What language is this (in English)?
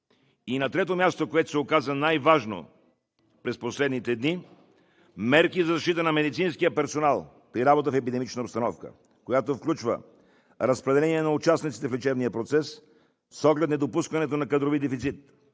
Bulgarian